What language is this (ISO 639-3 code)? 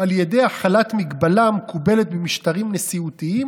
heb